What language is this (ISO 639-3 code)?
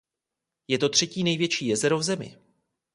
ces